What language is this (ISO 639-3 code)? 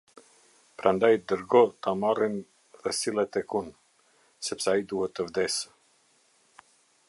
sqi